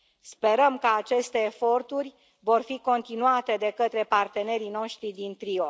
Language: Romanian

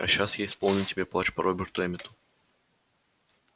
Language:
Russian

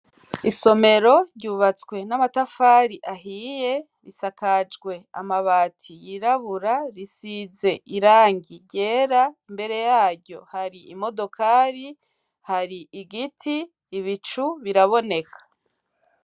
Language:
Rundi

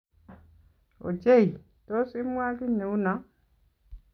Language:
Kalenjin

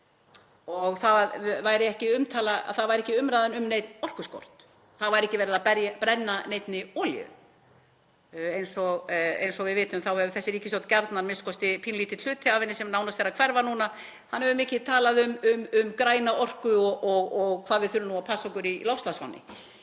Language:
Icelandic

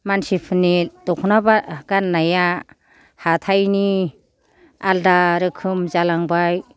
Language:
Bodo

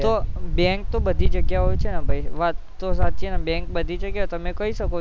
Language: Gujarati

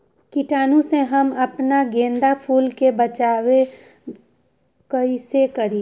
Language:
Magahi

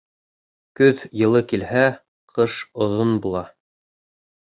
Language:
Bashkir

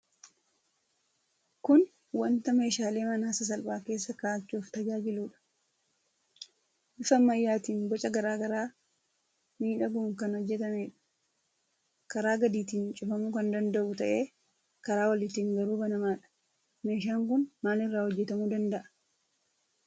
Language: Oromo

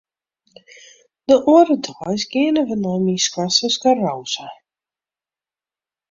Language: Western Frisian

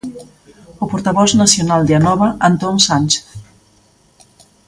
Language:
Galician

